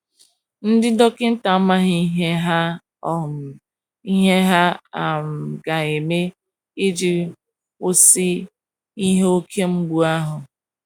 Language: Igbo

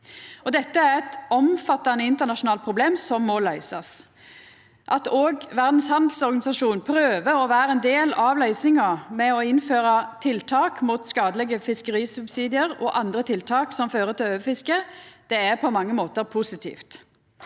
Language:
Norwegian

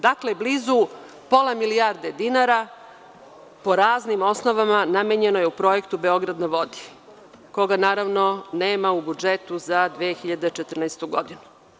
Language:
Serbian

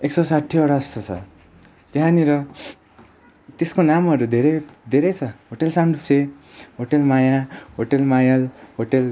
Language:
Nepali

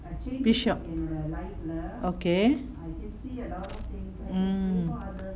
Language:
English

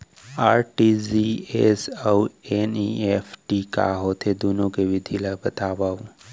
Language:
Chhattisgarhi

